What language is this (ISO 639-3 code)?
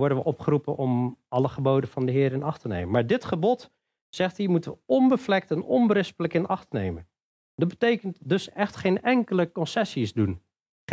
nld